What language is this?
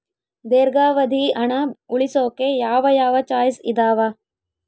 Kannada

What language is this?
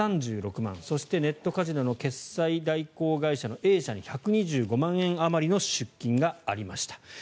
Japanese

